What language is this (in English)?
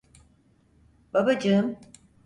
Turkish